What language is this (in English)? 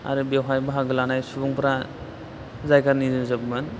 Bodo